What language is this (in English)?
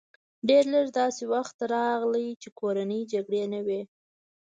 Pashto